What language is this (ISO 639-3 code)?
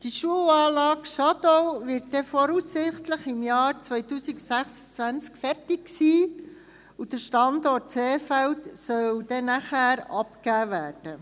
gsw